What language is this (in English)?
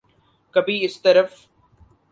Urdu